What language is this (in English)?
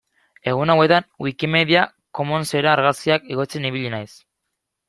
Basque